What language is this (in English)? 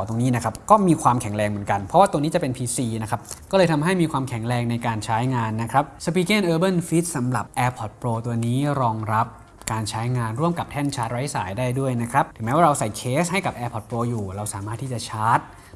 Thai